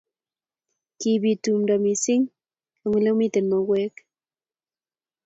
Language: Kalenjin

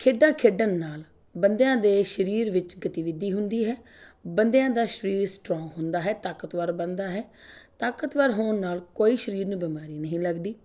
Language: Punjabi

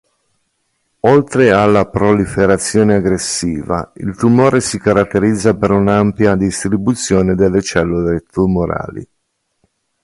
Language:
Italian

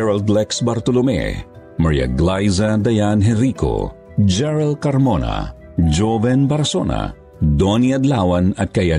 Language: Filipino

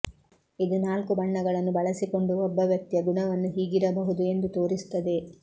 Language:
Kannada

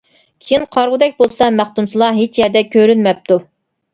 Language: Uyghur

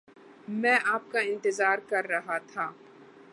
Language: Urdu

